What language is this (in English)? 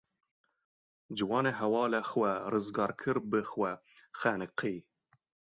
Kurdish